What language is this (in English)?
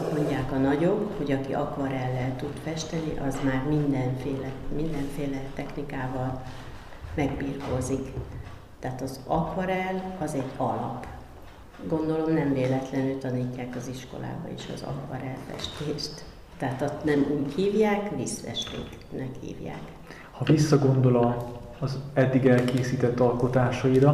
Hungarian